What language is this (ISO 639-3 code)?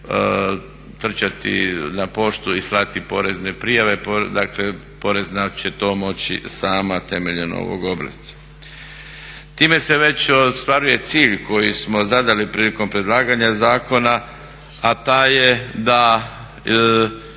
hrv